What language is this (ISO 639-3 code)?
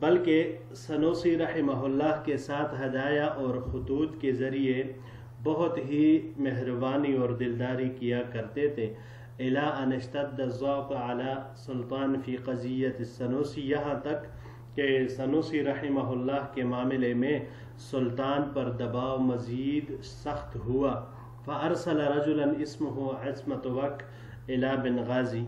ara